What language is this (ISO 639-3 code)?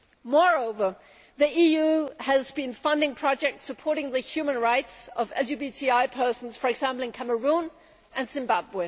eng